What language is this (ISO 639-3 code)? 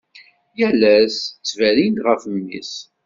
kab